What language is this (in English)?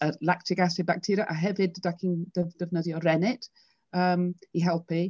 Welsh